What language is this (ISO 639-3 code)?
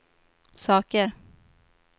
swe